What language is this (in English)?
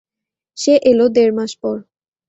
Bangla